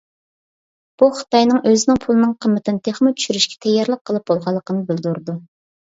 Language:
Uyghur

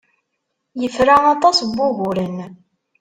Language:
Kabyle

